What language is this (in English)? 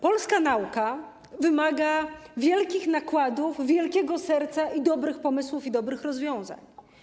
Polish